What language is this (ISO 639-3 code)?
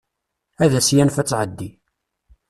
kab